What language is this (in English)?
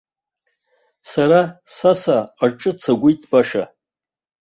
Abkhazian